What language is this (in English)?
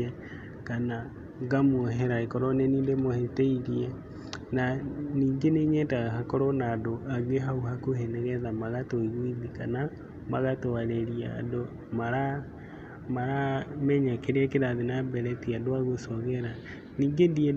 Kikuyu